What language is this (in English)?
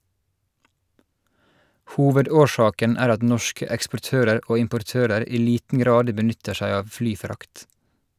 Norwegian